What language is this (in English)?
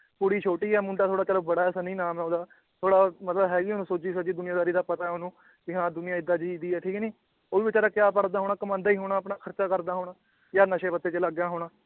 Punjabi